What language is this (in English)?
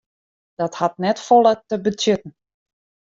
Western Frisian